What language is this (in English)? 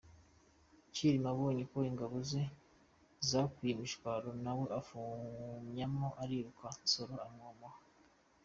Kinyarwanda